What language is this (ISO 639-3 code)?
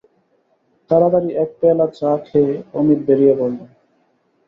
ben